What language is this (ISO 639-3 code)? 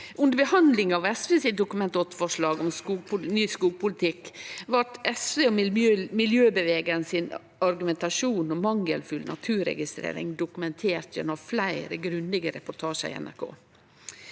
nor